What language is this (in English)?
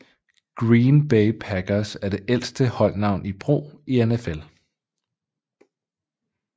Danish